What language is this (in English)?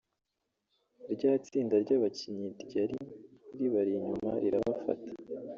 Kinyarwanda